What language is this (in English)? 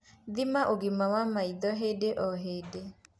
Kikuyu